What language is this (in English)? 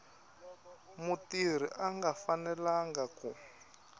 Tsonga